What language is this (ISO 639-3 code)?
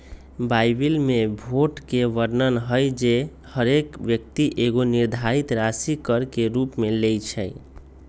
mag